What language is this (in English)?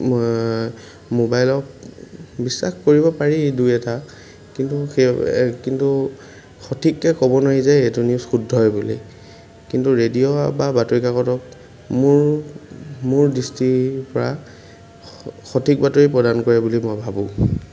Assamese